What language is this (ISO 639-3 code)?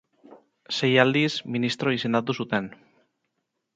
eus